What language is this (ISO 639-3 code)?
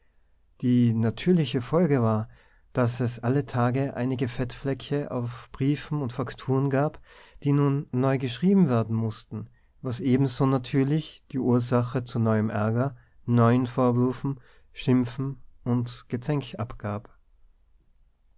deu